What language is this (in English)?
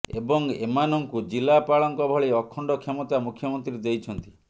Odia